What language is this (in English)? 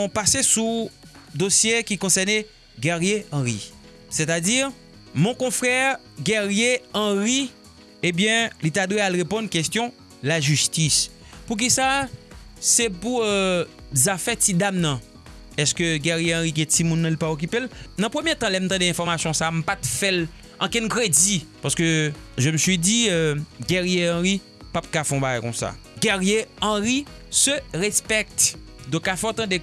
French